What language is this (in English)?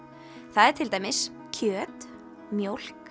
Icelandic